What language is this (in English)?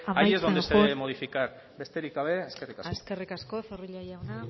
Basque